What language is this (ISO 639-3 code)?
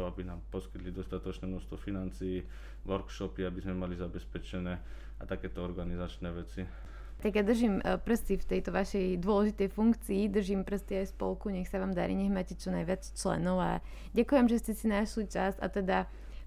slk